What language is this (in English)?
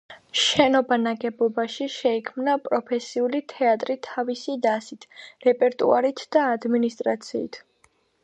Georgian